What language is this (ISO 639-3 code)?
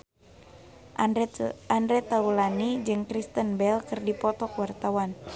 sun